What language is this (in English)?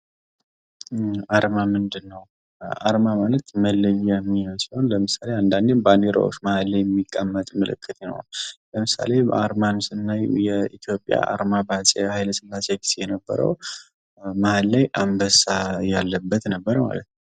Amharic